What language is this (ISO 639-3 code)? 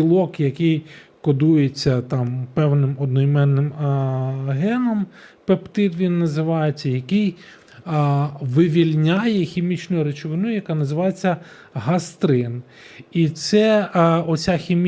ukr